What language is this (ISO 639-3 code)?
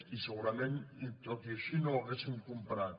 cat